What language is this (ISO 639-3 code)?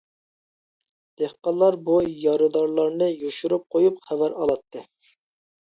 uig